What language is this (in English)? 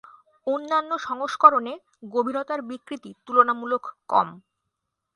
Bangla